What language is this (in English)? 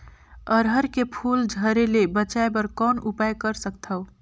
Chhattisgarhi